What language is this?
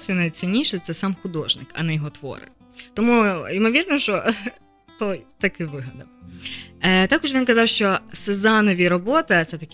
Ukrainian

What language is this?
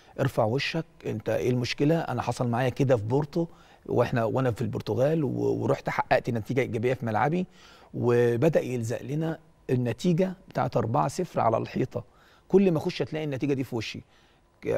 Arabic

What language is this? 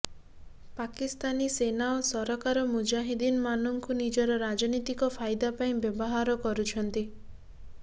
Odia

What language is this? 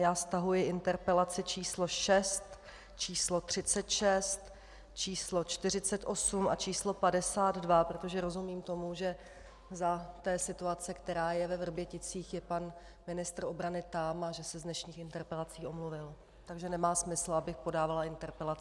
Czech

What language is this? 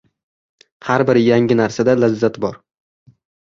Uzbek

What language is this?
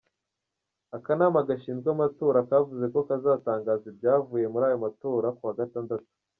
Kinyarwanda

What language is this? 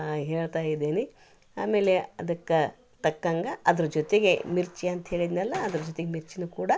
Kannada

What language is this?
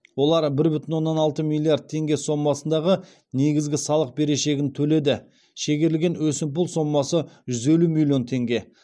Kazakh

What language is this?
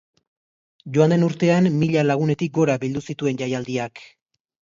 Basque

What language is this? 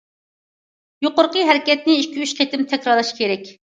Uyghur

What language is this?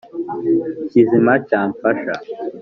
Kinyarwanda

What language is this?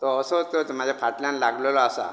Konkani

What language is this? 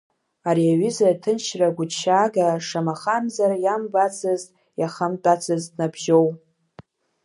Abkhazian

